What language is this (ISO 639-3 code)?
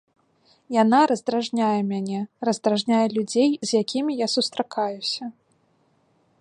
bel